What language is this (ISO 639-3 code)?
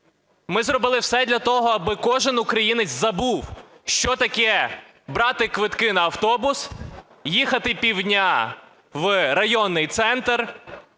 ukr